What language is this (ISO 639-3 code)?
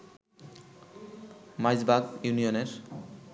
ben